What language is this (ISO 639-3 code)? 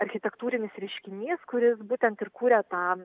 lit